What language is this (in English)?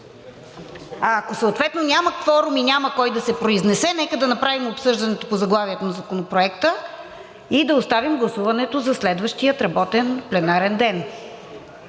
Bulgarian